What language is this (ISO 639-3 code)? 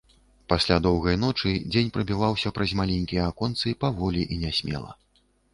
bel